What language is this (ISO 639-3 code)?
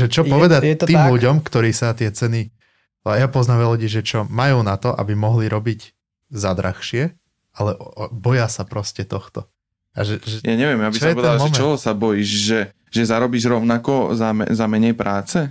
slk